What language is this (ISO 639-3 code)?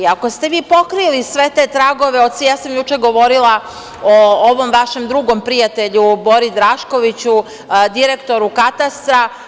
srp